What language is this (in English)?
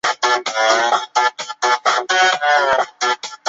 Chinese